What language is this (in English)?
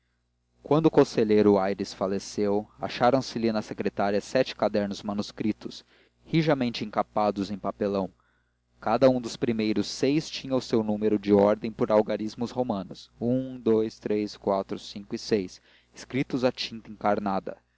Portuguese